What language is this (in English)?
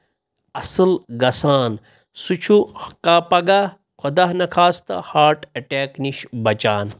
Kashmiri